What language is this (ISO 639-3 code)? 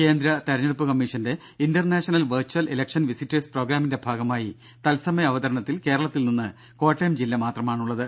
mal